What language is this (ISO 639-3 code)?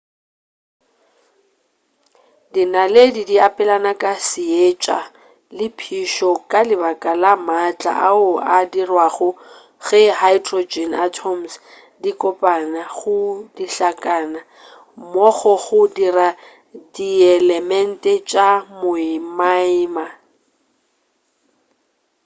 nso